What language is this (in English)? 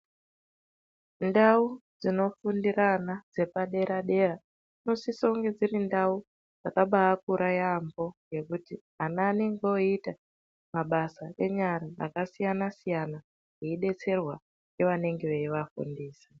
Ndau